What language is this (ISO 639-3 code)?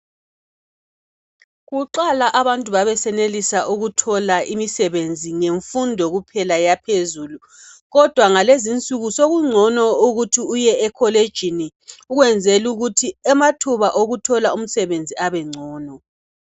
nde